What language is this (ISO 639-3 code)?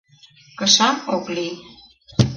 chm